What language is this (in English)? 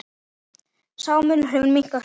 Icelandic